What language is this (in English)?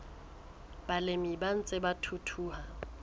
Southern Sotho